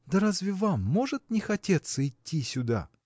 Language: Russian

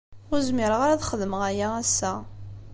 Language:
Kabyle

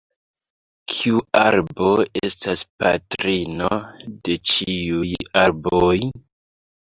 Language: Esperanto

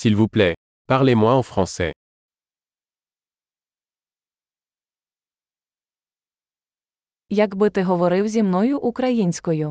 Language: Ukrainian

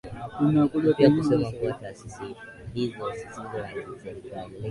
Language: Swahili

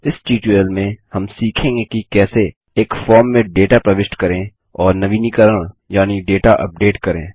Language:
Hindi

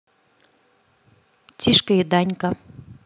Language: Russian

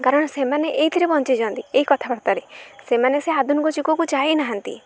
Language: Odia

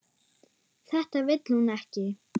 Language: Icelandic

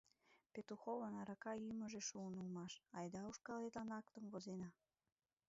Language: Mari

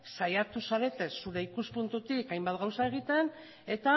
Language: Basque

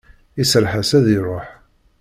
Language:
Kabyle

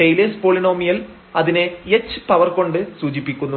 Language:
Malayalam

